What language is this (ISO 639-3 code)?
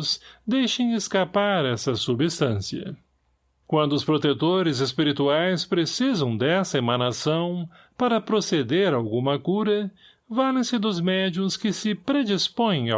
por